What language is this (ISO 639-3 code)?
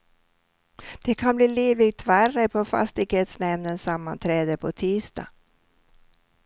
swe